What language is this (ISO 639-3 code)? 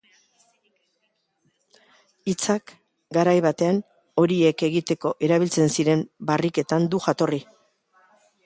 eus